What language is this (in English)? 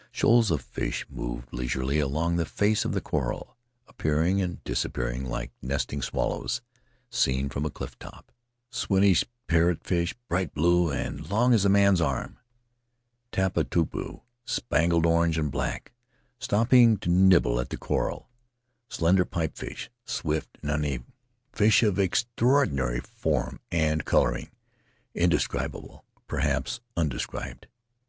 English